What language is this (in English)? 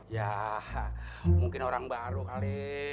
Indonesian